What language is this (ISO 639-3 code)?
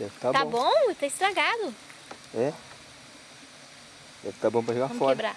por